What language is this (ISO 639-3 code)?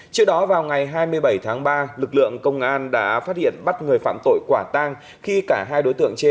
vie